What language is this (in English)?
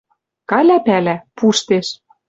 Western Mari